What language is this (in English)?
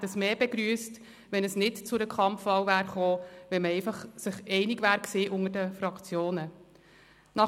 Swiss German